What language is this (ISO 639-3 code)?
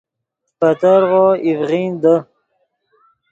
ydg